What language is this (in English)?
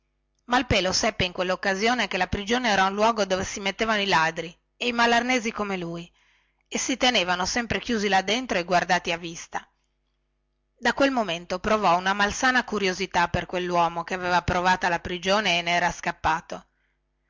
Italian